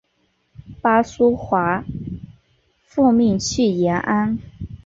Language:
Chinese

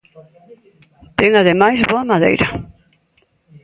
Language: Galician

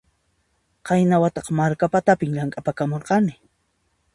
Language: Puno Quechua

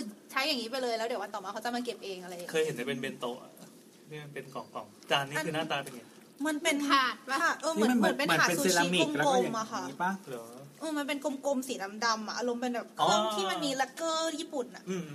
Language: Thai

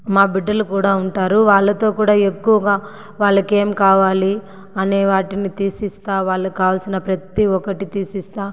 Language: Telugu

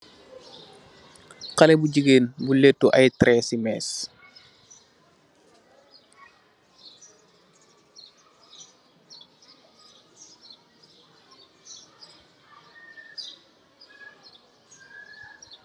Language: Wolof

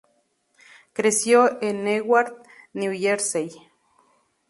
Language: Spanish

